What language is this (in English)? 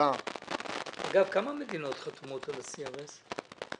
Hebrew